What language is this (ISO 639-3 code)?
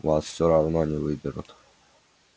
rus